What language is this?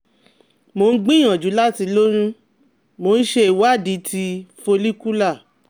Yoruba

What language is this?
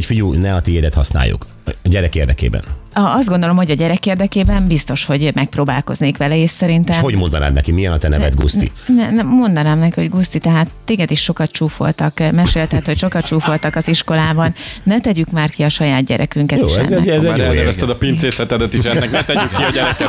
Hungarian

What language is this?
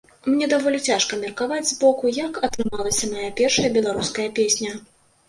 Belarusian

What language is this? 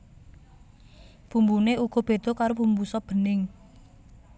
Javanese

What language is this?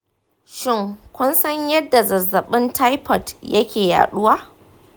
Hausa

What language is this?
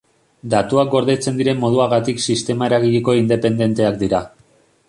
Basque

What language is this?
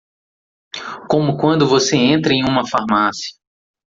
Portuguese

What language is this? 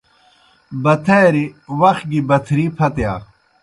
Kohistani Shina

